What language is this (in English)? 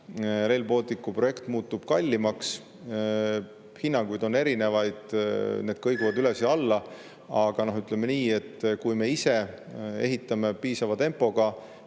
Estonian